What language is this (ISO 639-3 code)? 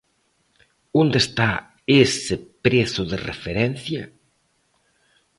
glg